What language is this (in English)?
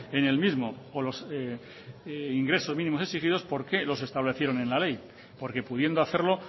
Spanish